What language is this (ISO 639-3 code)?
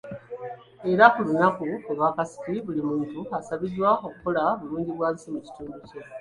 lug